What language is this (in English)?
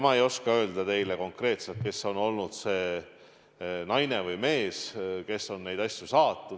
Estonian